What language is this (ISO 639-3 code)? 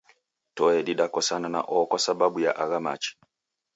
dav